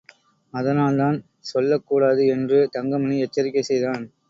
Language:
Tamil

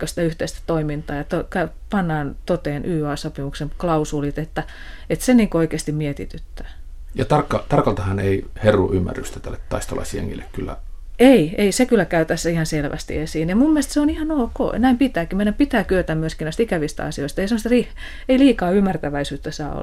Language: Finnish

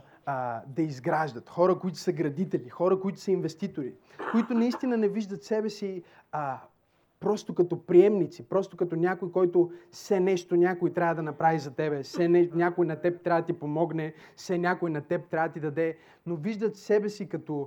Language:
Bulgarian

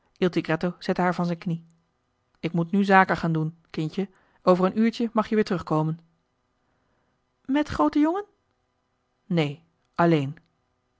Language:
Dutch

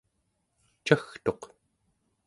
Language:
Central Yupik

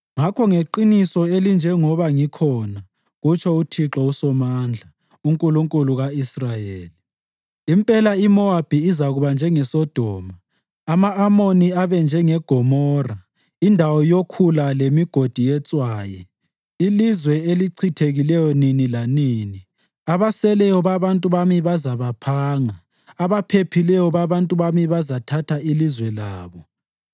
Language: North Ndebele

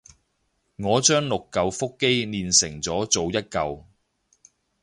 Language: Cantonese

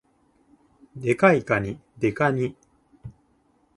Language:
Japanese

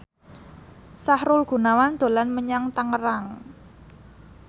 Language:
Javanese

